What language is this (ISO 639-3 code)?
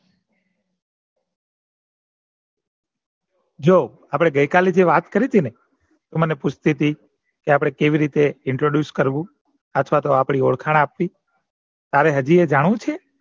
guj